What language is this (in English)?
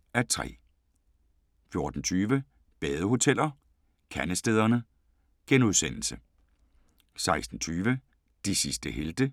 Danish